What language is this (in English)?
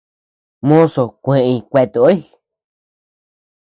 Tepeuxila Cuicatec